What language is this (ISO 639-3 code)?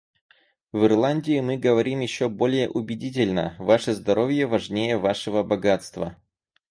rus